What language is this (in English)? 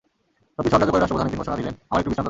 Bangla